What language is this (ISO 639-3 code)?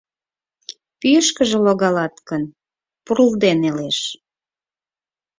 chm